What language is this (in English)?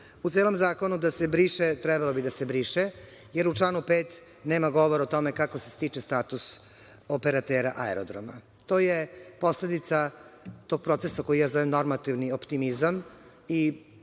Serbian